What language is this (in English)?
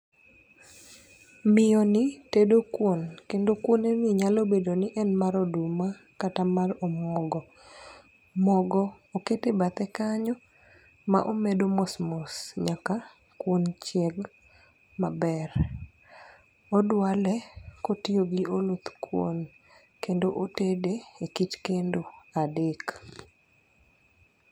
Luo (Kenya and Tanzania)